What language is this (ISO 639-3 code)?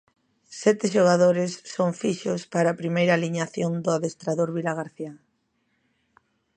glg